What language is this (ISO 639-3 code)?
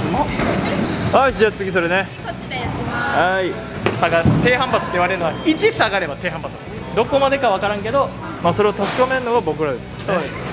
jpn